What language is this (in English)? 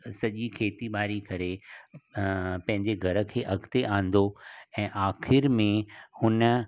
Sindhi